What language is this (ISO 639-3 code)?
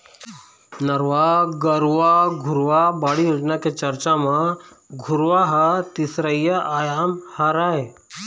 hne